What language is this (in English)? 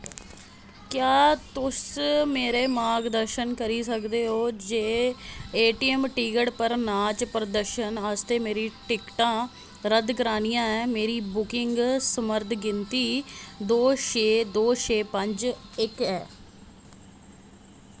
Dogri